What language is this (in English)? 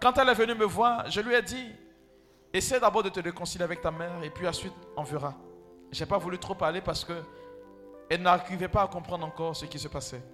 French